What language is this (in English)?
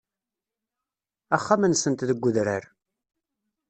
Kabyle